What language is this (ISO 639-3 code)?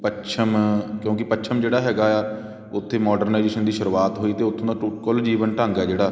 pan